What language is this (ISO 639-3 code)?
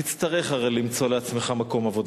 heb